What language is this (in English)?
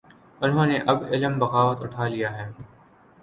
Urdu